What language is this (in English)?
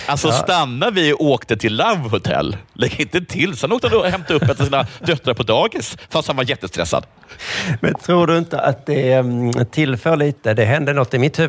Swedish